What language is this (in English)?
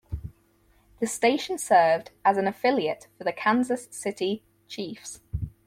English